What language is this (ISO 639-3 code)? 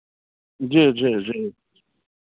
mai